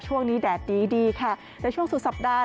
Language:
Thai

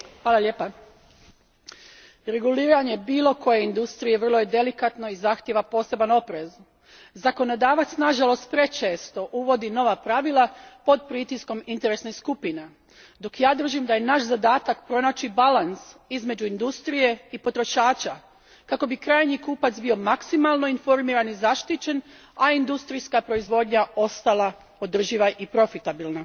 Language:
Croatian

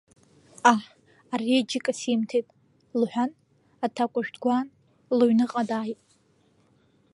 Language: Abkhazian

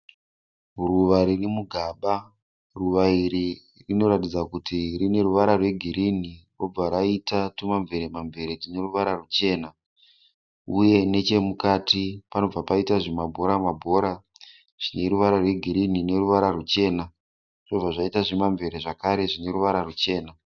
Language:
Shona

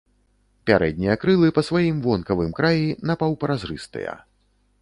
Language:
Belarusian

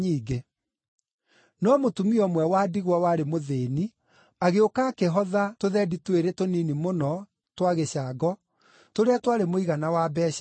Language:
Kikuyu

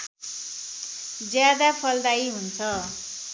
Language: Nepali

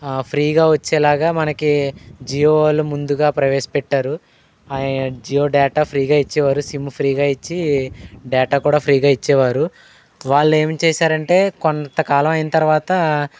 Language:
Telugu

